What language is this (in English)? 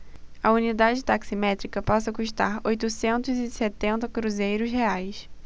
Portuguese